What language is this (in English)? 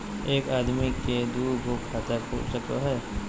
Magahi